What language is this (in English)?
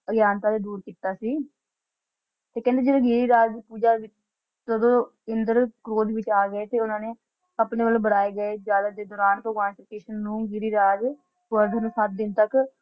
Punjabi